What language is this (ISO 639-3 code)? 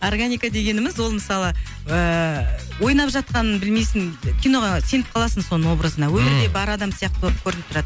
kaz